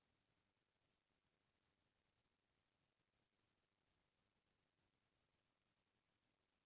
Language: Chhattisgarhi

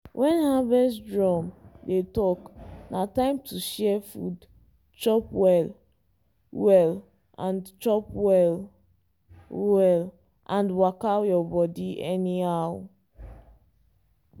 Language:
Nigerian Pidgin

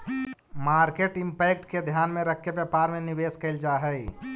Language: Magahi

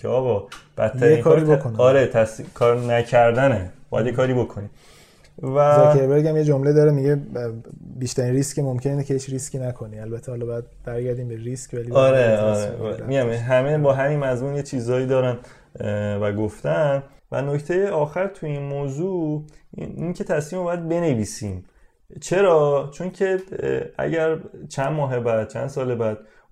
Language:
Persian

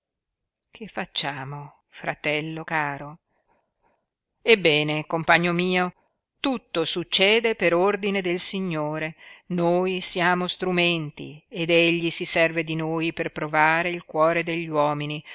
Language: Italian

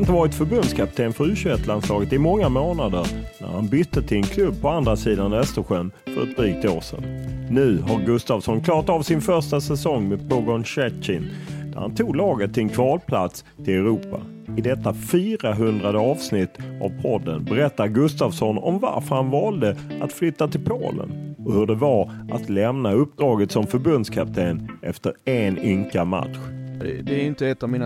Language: Swedish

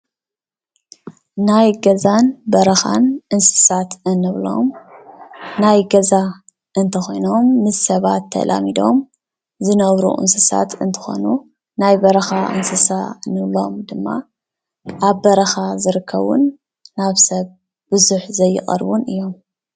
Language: Tigrinya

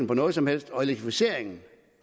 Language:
Danish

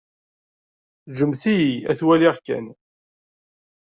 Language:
Kabyle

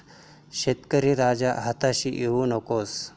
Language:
Marathi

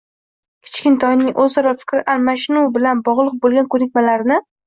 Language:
Uzbek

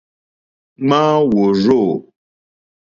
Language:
Mokpwe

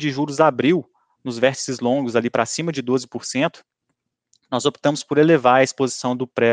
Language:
Portuguese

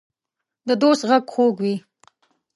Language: Pashto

